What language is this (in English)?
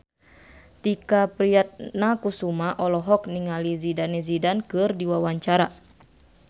Sundanese